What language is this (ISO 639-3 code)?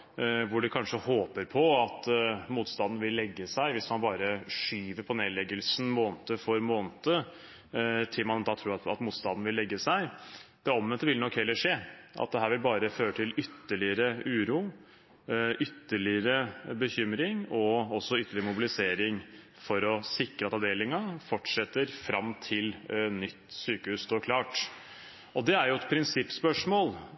nob